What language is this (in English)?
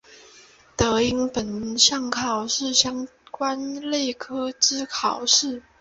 Chinese